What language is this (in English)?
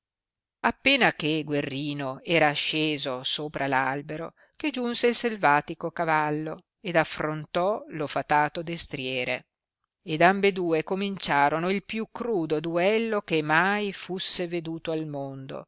Italian